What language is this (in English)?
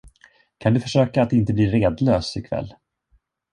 Swedish